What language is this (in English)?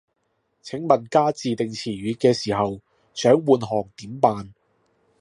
Cantonese